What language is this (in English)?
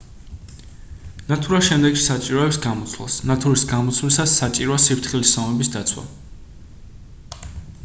Georgian